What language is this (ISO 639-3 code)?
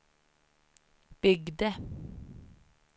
swe